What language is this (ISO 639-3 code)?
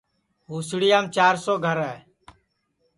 ssi